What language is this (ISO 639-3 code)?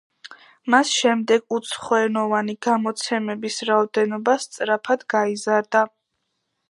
kat